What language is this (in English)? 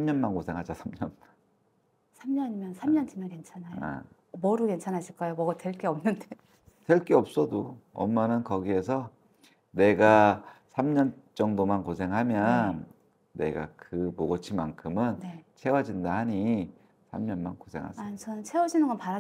Korean